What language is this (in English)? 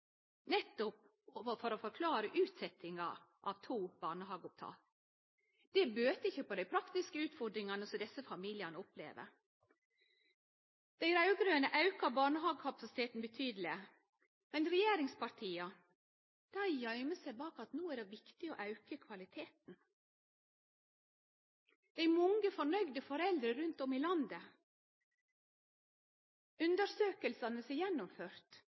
Norwegian Nynorsk